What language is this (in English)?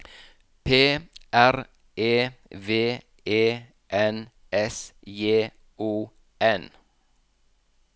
Norwegian